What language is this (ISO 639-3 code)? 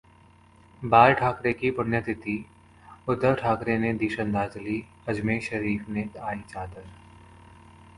hin